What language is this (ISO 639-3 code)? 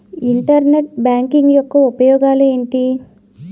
tel